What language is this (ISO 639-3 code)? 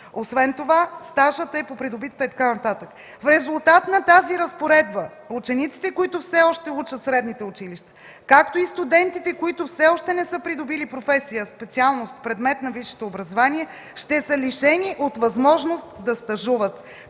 bul